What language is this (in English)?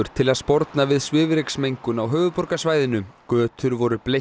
Icelandic